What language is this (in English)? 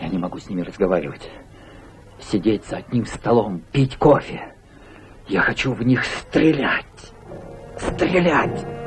Russian